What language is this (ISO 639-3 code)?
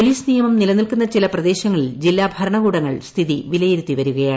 mal